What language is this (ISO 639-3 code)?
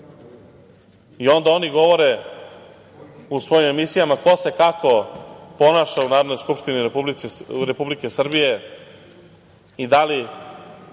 srp